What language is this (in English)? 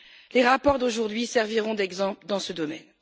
French